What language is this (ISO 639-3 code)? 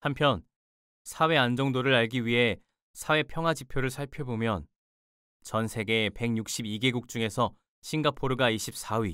kor